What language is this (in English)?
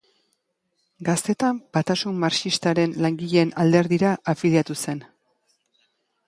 Basque